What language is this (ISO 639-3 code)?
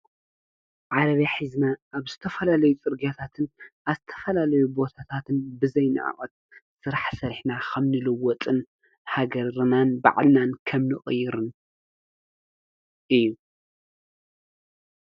tir